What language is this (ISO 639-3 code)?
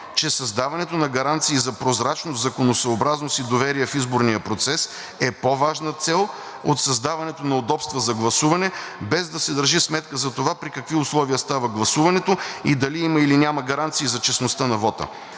bul